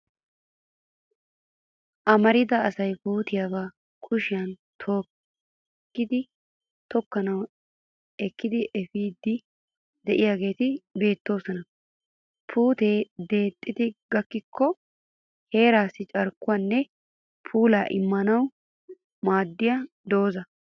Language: Wolaytta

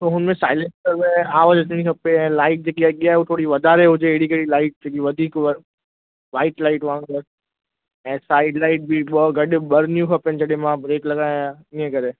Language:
Sindhi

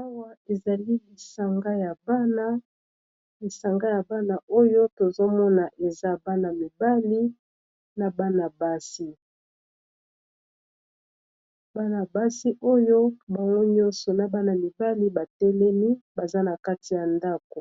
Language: Lingala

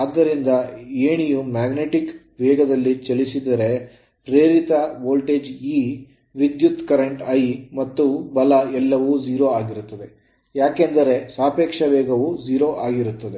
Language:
Kannada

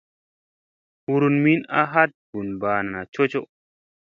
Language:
Musey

